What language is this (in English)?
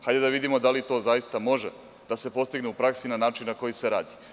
Serbian